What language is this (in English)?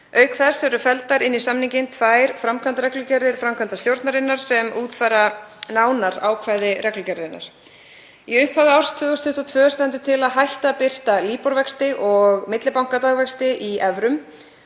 Icelandic